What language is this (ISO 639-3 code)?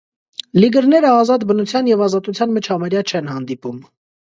hye